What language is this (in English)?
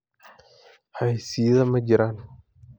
Somali